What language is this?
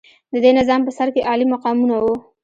Pashto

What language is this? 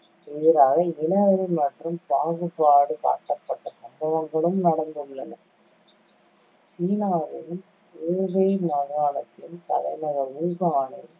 Tamil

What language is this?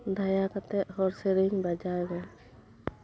Santali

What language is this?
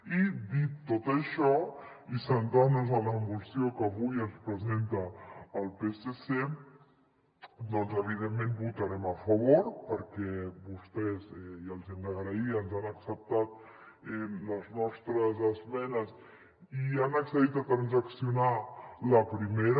Catalan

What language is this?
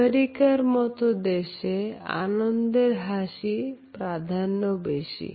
Bangla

